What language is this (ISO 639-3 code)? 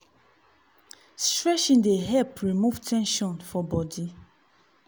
pcm